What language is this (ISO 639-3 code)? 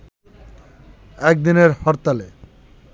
ben